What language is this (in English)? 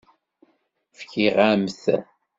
Kabyle